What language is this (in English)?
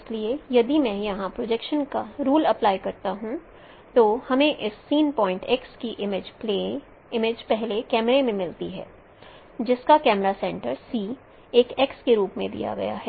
Hindi